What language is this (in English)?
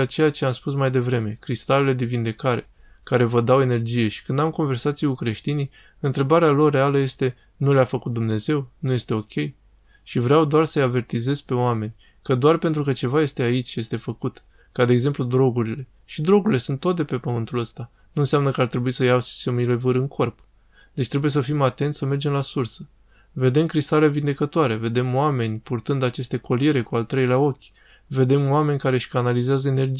Romanian